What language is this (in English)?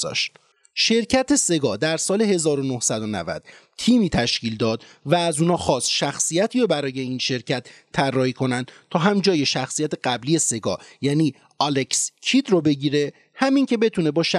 Persian